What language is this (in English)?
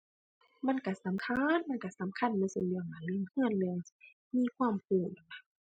Thai